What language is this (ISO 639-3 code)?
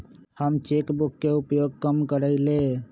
mag